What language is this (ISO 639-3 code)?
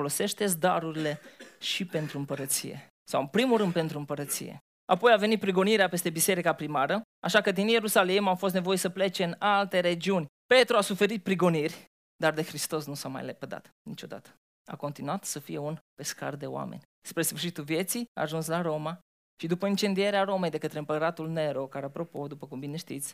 ron